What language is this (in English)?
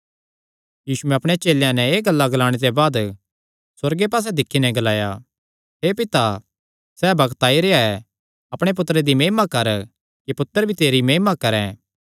Kangri